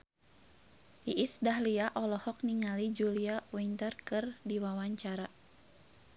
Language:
Sundanese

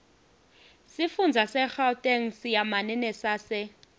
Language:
Swati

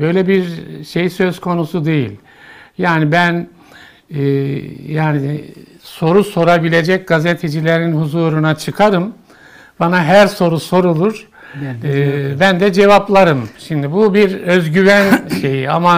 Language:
Turkish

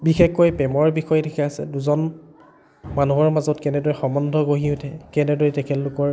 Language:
Assamese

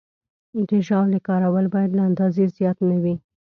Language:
Pashto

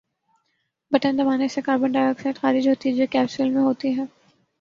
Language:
Urdu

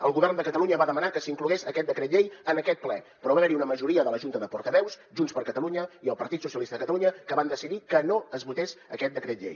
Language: Catalan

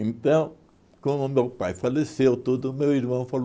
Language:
Portuguese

